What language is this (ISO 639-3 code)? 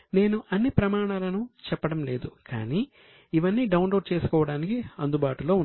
tel